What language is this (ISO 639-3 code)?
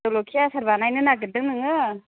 brx